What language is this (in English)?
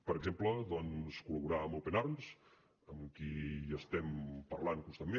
Catalan